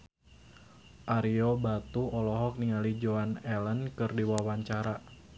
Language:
Sundanese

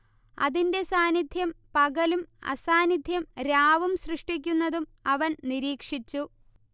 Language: Malayalam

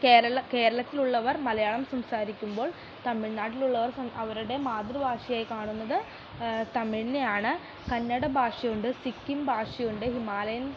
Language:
Malayalam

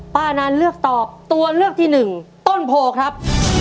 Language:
Thai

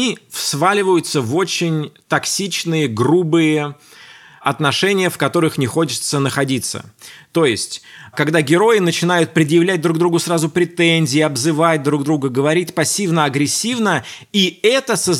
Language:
Russian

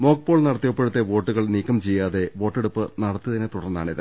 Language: Malayalam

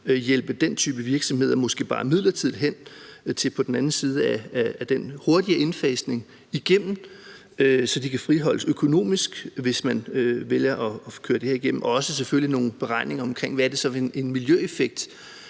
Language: Danish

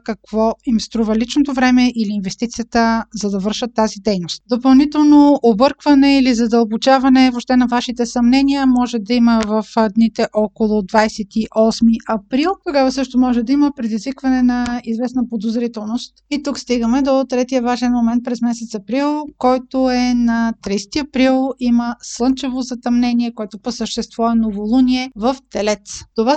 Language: Bulgarian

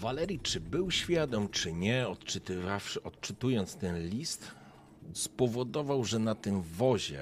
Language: Polish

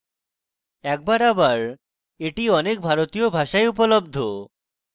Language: Bangla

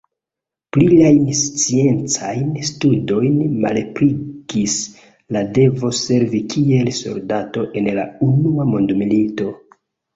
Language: Esperanto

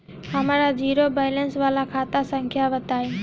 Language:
Bhojpuri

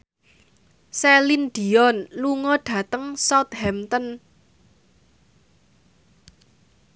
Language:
Javanese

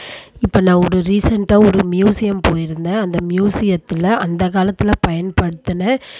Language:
Tamil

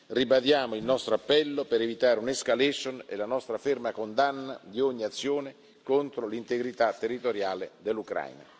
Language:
Italian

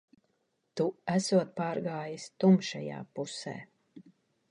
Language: Latvian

